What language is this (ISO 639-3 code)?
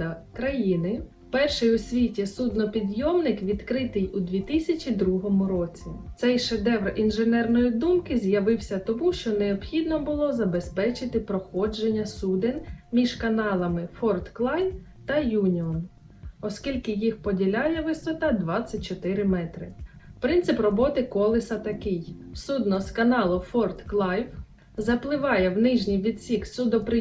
ukr